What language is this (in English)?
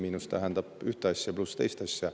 Estonian